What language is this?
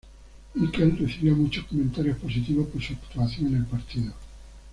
Spanish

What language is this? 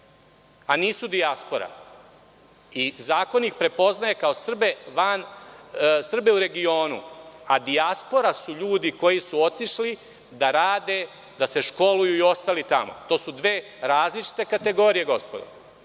Serbian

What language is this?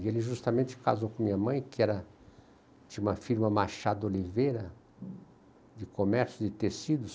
Portuguese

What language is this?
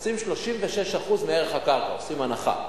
Hebrew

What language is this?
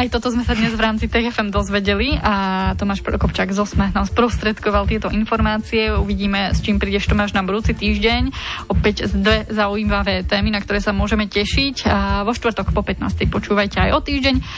Slovak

